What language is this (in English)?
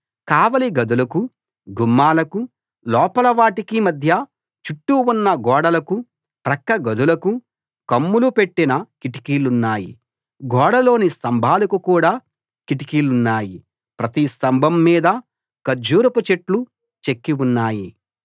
Telugu